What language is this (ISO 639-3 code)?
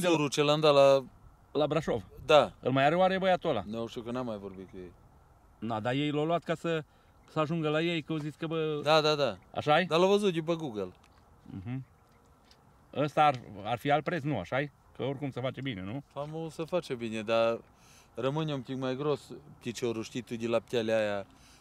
ron